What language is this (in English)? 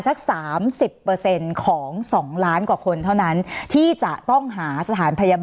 Thai